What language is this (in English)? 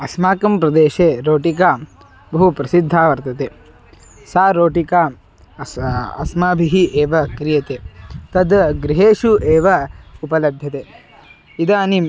Sanskrit